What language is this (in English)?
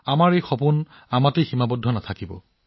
Assamese